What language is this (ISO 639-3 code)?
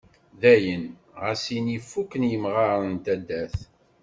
kab